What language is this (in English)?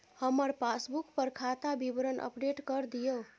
Maithili